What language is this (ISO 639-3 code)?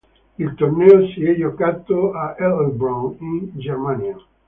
ita